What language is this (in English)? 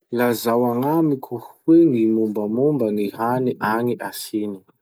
Masikoro Malagasy